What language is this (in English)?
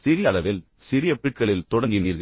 Tamil